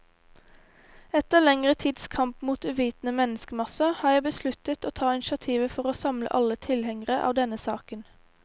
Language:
Norwegian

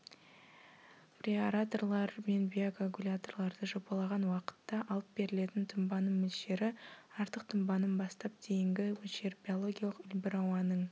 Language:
Kazakh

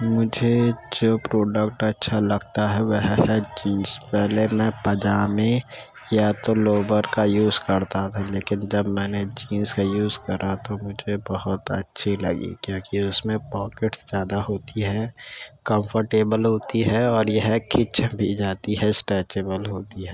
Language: Urdu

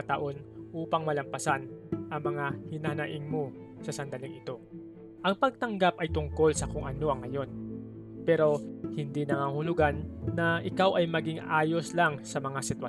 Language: Filipino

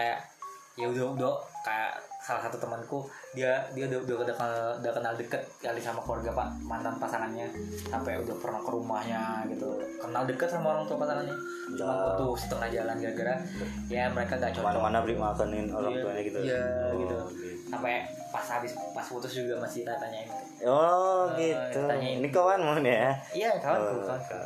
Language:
Indonesian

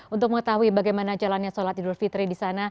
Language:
Indonesian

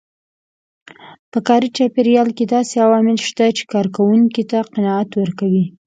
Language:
Pashto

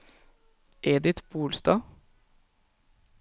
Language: Norwegian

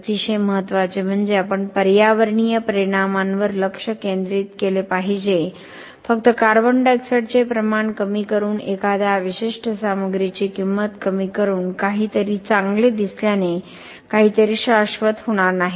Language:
Marathi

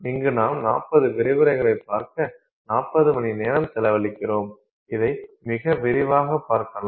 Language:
Tamil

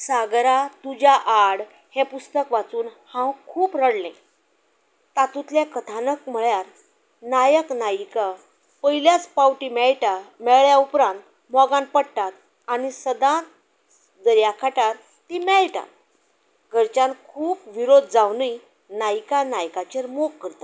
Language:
Konkani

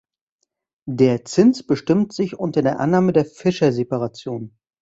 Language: German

